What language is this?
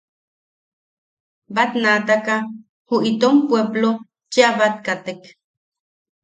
Yaqui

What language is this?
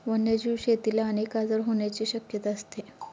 Marathi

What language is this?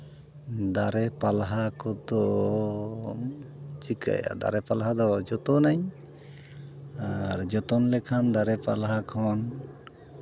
Santali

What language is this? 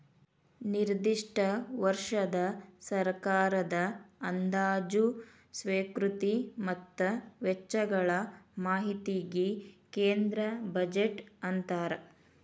Kannada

